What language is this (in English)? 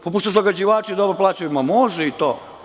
Serbian